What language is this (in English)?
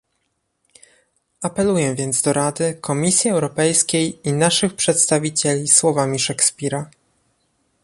Polish